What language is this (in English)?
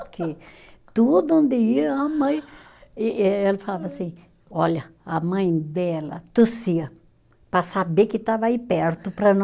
Portuguese